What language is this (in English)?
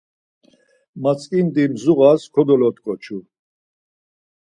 Laz